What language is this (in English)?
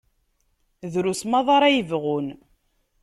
Kabyle